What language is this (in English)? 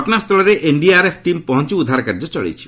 Odia